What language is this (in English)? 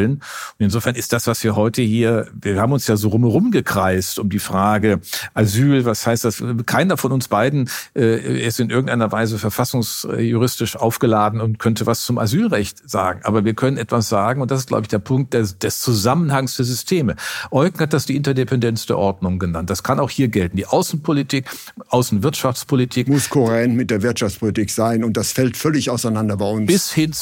German